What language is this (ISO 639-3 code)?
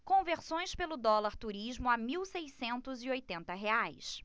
por